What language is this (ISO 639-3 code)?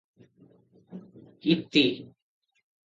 ori